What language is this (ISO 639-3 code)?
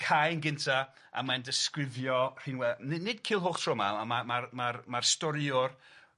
cym